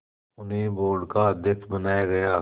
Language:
Hindi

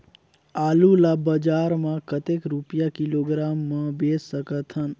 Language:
Chhattisgarhi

